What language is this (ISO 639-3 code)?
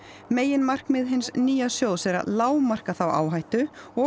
isl